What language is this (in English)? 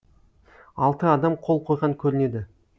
Kazakh